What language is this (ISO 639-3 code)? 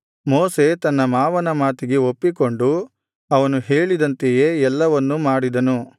kan